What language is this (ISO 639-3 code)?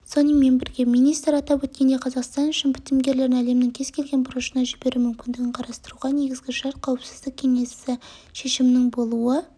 kaz